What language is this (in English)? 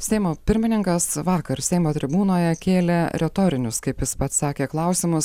Lithuanian